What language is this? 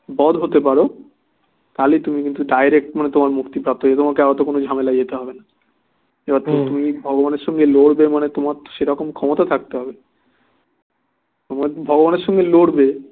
Bangla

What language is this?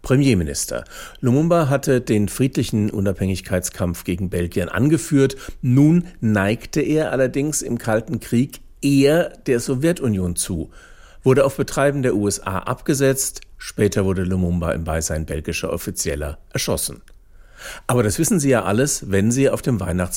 German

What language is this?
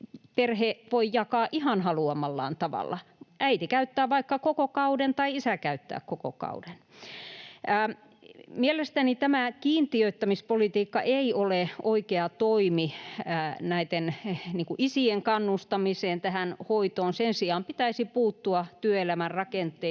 Finnish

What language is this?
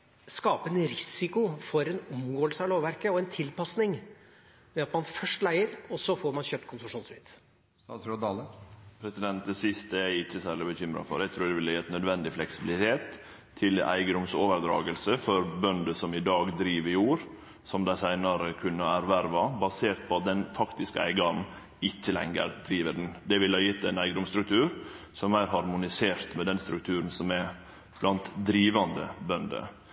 Norwegian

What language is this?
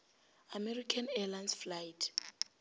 Northern Sotho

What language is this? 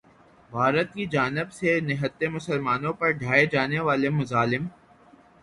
Urdu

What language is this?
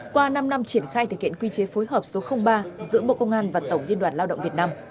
Vietnamese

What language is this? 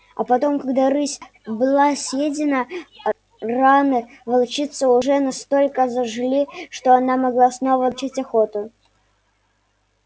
Russian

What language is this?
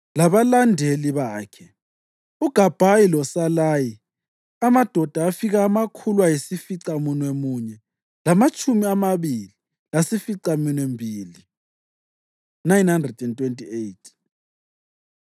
North Ndebele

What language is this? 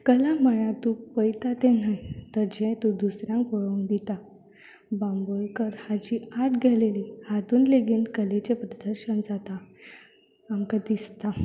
Konkani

